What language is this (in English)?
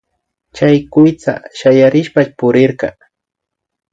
Imbabura Highland Quichua